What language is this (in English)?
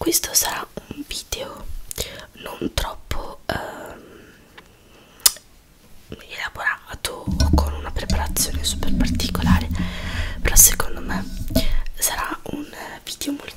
Italian